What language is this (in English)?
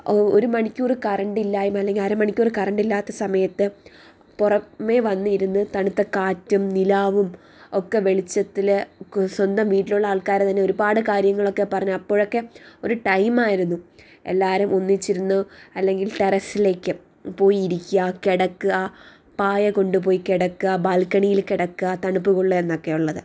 Malayalam